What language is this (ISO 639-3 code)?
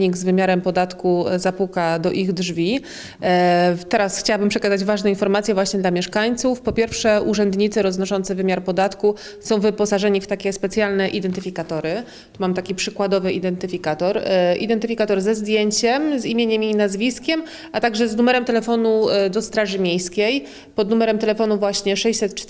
pol